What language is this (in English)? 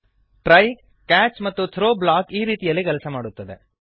Kannada